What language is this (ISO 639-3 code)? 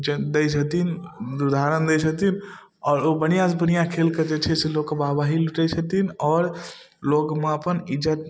mai